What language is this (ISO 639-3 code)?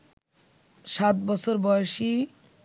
ben